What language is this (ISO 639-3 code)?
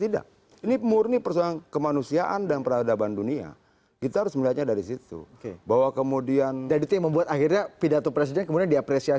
ind